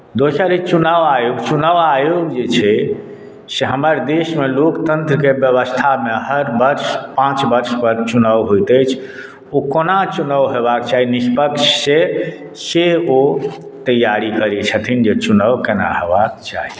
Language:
Maithili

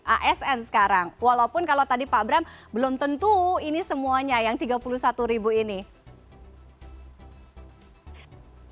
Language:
Indonesian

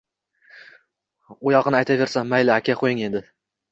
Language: Uzbek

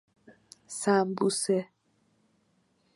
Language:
Persian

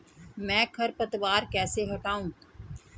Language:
Hindi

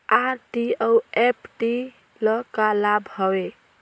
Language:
Chhattisgarhi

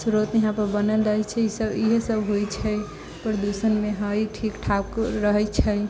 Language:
Maithili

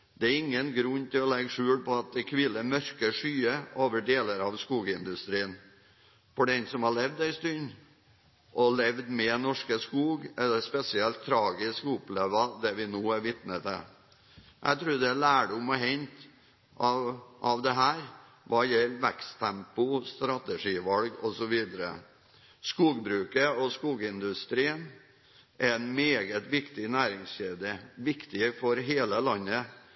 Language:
Norwegian Bokmål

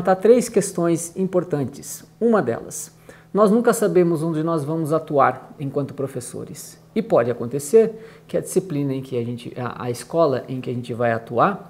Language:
Portuguese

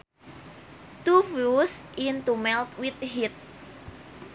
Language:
Sundanese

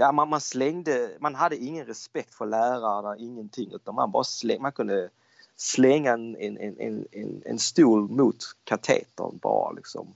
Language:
Swedish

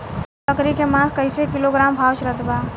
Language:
Bhojpuri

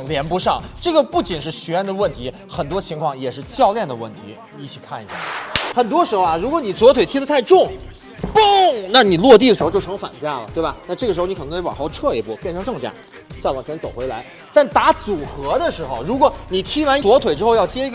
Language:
Chinese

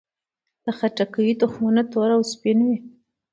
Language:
Pashto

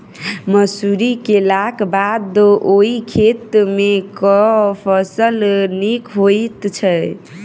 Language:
Maithili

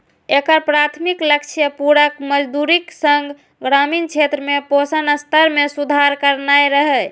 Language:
Maithili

